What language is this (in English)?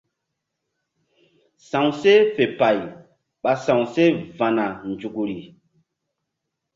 Mbum